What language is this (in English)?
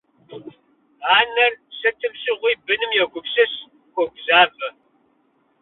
Kabardian